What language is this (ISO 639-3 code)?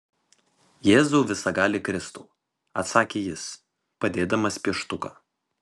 lit